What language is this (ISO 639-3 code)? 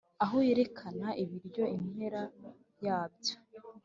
kin